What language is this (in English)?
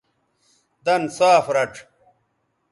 Bateri